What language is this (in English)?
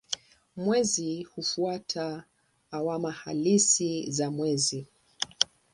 Swahili